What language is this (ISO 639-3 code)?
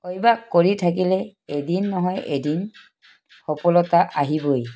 asm